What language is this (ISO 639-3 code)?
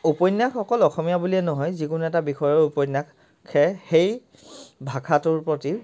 asm